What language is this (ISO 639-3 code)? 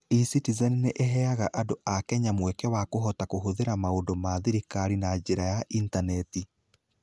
kik